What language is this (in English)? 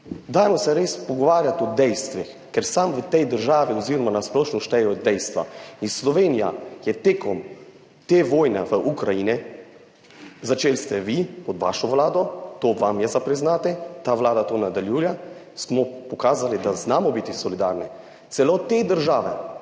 Slovenian